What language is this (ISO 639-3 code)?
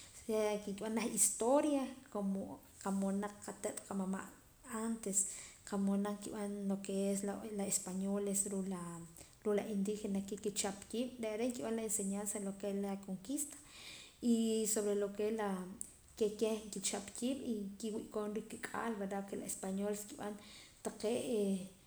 poc